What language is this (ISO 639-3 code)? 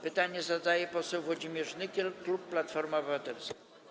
pol